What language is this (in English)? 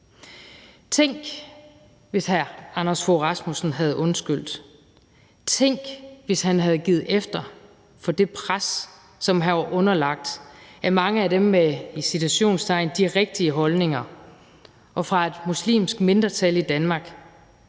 Danish